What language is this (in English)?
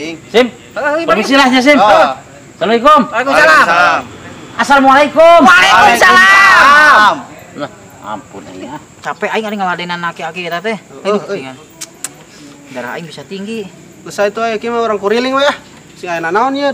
Indonesian